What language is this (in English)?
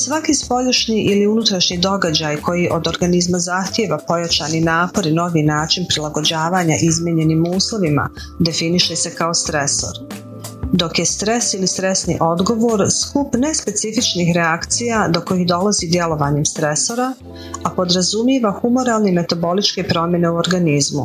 Croatian